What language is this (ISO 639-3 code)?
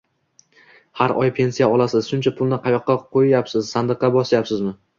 uzb